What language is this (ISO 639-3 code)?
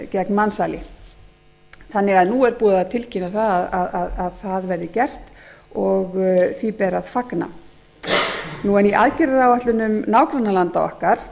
isl